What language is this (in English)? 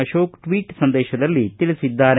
Kannada